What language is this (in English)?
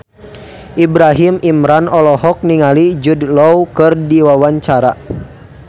Sundanese